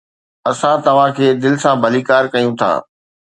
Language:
Sindhi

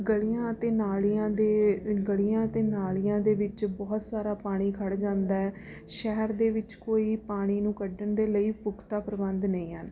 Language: Punjabi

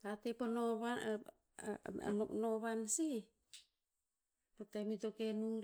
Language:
Tinputz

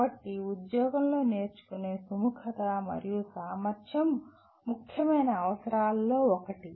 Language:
Telugu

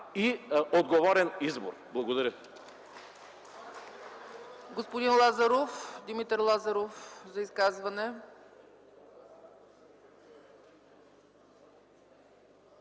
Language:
Bulgarian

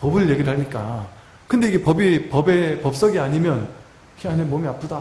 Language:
Korean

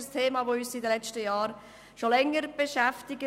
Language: Swiss German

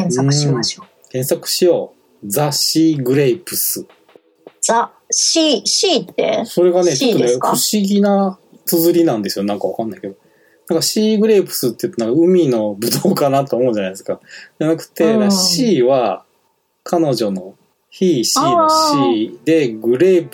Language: Japanese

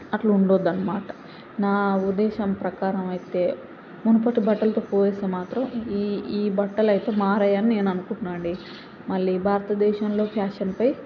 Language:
Telugu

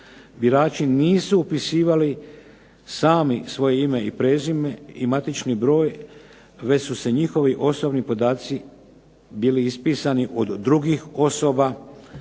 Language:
Croatian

